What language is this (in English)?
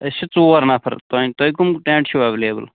Kashmiri